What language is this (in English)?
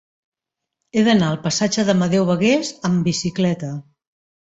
Catalan